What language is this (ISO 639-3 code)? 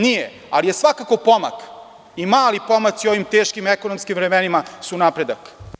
srp